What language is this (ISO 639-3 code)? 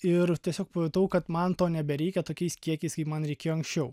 lit